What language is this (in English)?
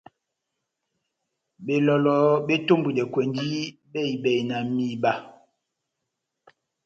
Batanga